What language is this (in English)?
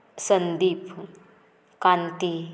Konkani